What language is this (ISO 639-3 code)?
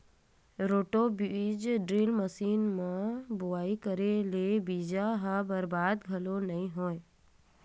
hne